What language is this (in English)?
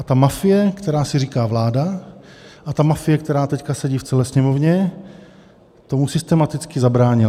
Czech